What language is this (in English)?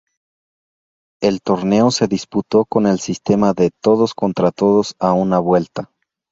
Spanish